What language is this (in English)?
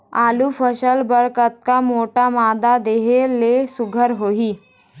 Chhattisgarhi